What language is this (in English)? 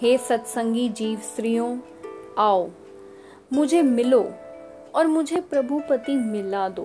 Hindi